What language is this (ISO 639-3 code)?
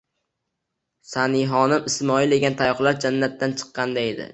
uzb